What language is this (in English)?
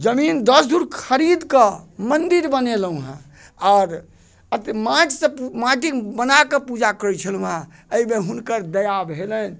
Maithili